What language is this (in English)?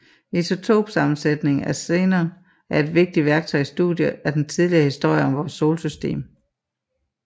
Danish